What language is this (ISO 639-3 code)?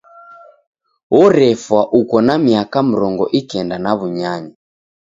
dav